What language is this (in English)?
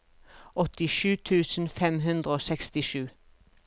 Norwegian